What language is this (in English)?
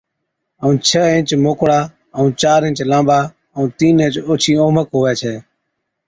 Od